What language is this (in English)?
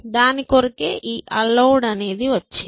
Telugu